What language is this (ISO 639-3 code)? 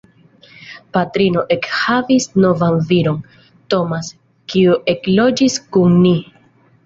epo